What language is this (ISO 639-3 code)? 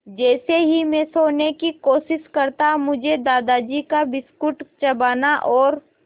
hin